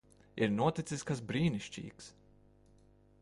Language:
Latvian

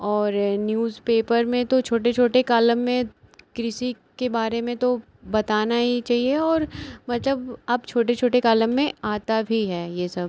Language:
Hindi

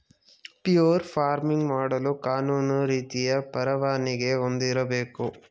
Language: Kannada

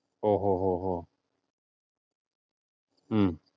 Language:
Malayalam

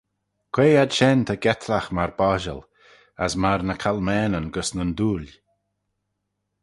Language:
Manx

